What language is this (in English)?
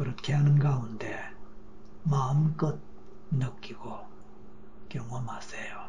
Korean